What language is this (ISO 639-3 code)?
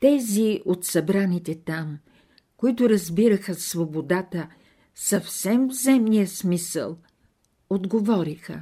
bul